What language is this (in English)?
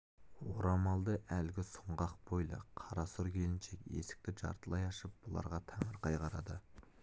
Kazakh